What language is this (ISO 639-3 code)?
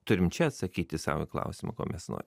lit